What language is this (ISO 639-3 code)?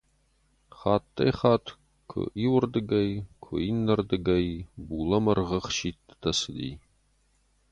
oss